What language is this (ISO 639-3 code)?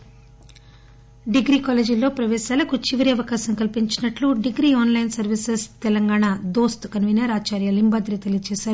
tel